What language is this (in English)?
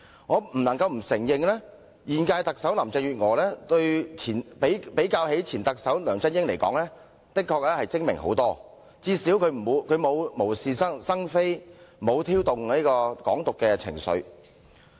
Cantonese